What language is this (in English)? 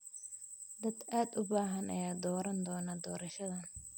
Somali